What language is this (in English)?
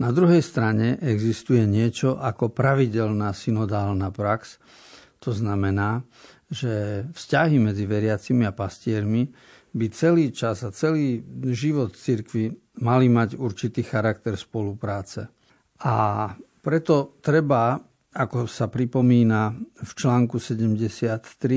Slovak